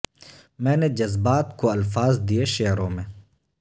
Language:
Urdu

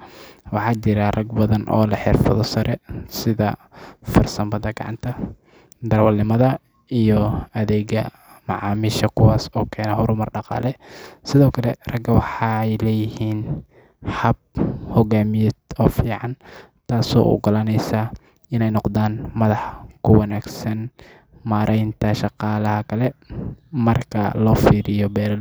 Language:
Somali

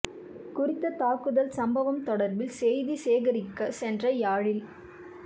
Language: Tamil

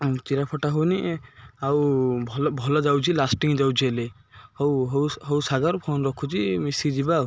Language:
Odia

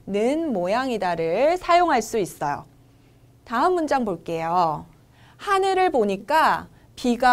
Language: Korean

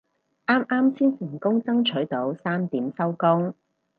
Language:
Cantonese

